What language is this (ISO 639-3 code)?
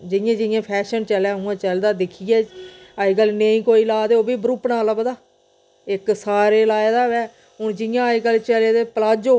doi